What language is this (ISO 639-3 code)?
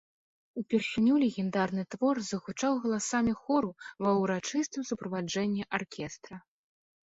bel